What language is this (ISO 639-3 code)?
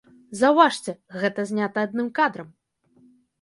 bel